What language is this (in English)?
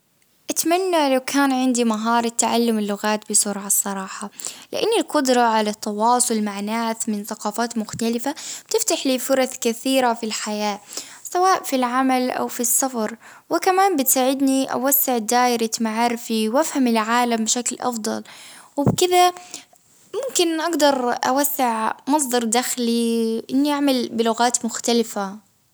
Baharna Arabic